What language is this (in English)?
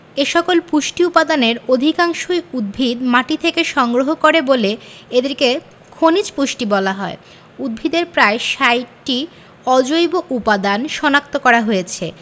Bangla